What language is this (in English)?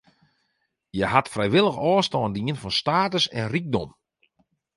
Western Frisian